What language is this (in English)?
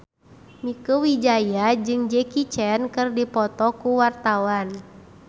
Sundanese